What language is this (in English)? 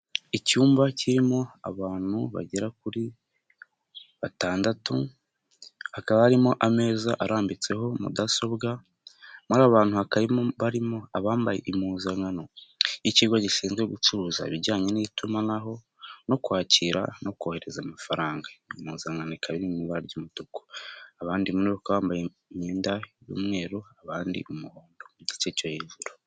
Kinyarwanda